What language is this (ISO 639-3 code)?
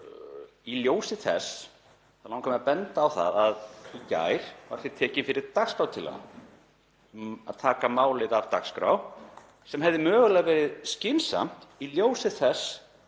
isl